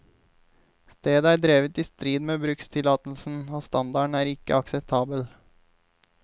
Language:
Norwegian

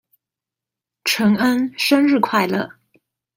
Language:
Chinese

